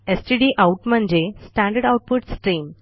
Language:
Marathi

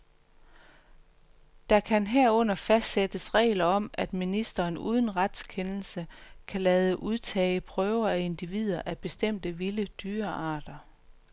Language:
Danish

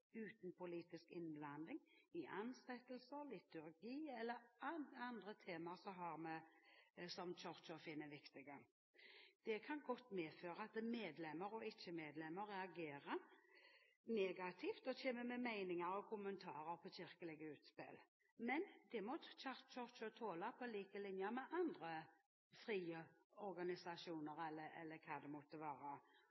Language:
Norwegian Bokmål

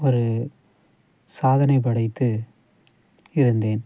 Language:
Tamil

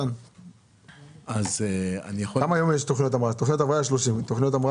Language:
Hebrew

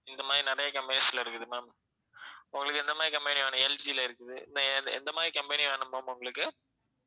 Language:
Tamil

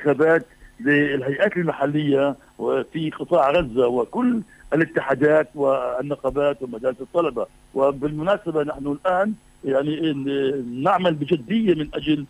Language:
Arabic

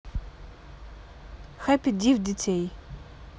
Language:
Russian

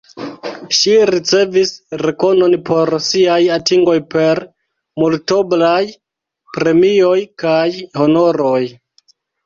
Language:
Esperanto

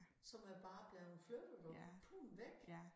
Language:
Danish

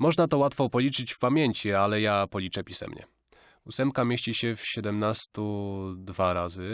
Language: Polish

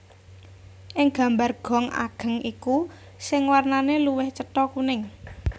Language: Javanese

